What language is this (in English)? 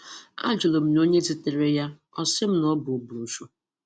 Igbo